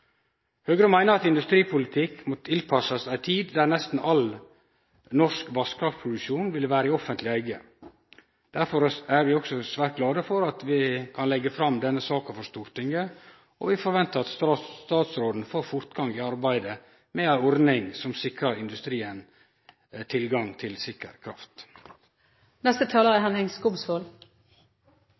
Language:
Norwegian Nynorsk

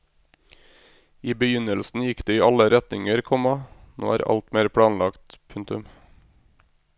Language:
Norwegian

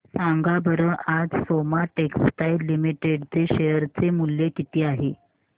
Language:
Marathi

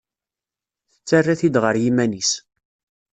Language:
Kabyle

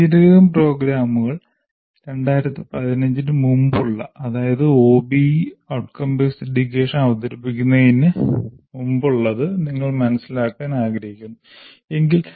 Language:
Malayalam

